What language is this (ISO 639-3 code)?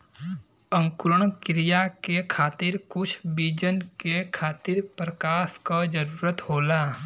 bho